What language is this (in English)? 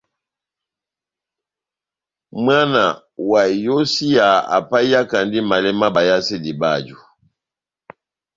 Batanga